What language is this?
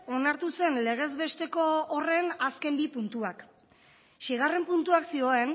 Basque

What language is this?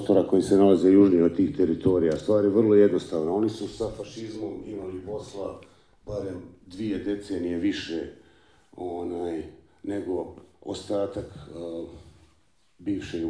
Croatian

